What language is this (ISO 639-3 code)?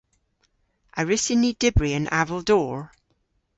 cor